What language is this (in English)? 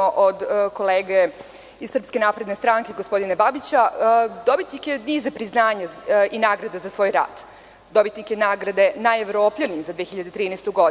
Serbian